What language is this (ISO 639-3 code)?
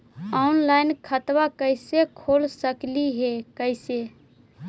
mag